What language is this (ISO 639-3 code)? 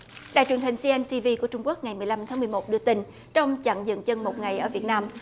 vie